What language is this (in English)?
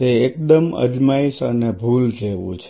Gujarati